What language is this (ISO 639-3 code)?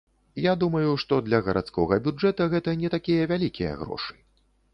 bel